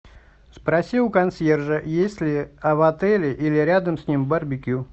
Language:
Russian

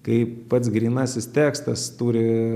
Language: Lithuanian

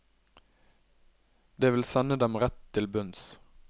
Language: Norwegian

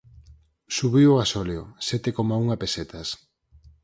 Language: Galician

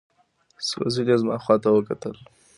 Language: Pashto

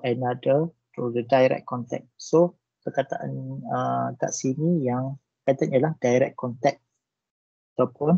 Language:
Malay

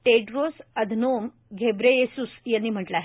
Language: Marathi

